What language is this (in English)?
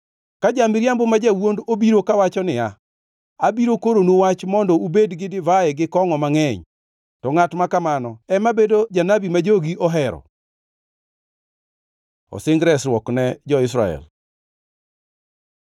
Luo (Kenya and Tanzania)